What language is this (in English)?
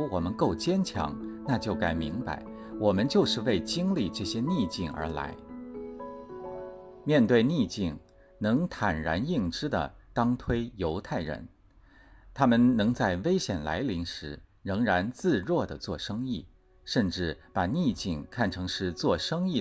Chinese